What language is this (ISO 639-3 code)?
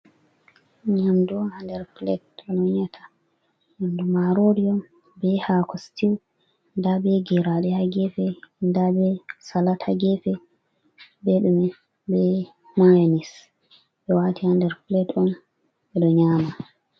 ful